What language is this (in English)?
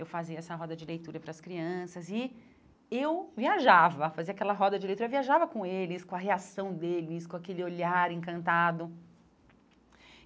Portuguese